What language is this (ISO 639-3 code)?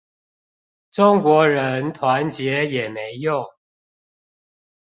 zho